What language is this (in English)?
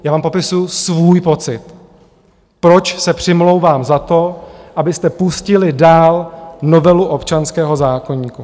Czech